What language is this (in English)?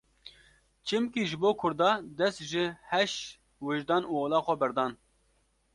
Kurdish